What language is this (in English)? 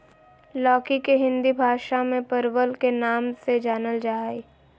Magahi